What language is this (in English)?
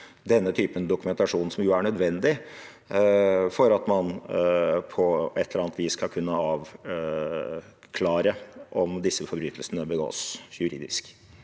Norwegian